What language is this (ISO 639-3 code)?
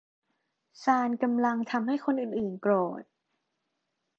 tha